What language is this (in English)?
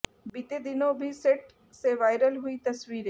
Hindi